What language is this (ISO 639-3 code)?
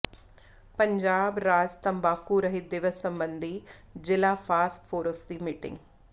pan